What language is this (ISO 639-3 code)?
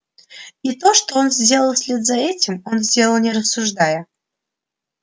rus